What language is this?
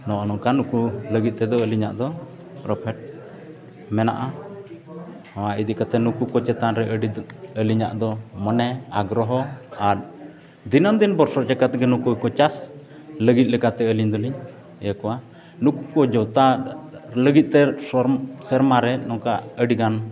Santali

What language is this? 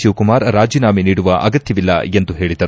Kannada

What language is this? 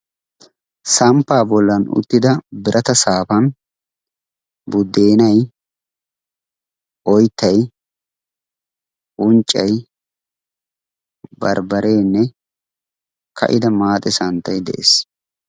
Wolaytta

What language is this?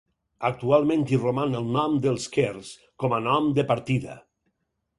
Catalan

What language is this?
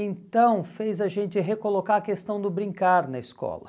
Portuguese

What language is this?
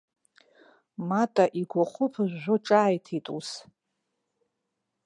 Abkhazian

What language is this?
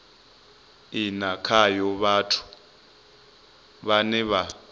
Venda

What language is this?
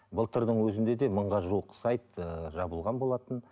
Kazakh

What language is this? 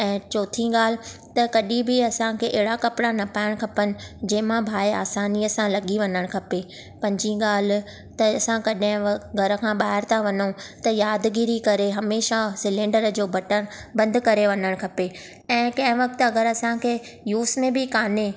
Sindhi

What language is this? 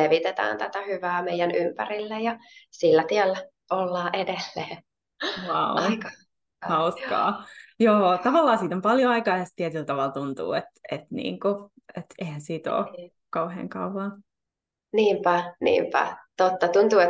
Finnish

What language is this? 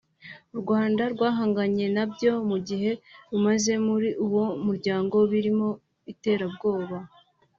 Kinyarwanda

